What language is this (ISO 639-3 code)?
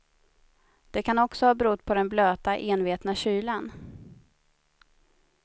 swe